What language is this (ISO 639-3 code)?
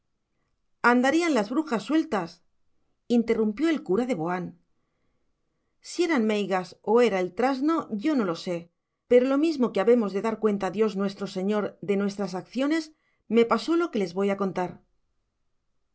spa